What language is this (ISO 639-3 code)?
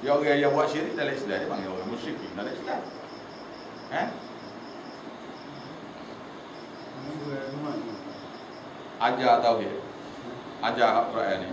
msa